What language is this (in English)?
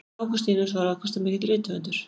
Icelandic